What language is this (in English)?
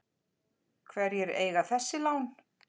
Icelandic